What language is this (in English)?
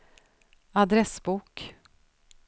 Swedish